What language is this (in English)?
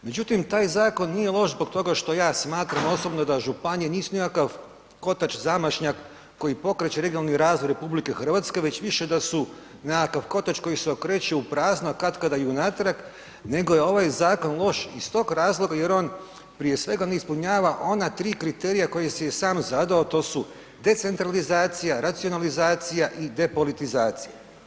Croatian